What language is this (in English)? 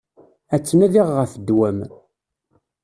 Kabyle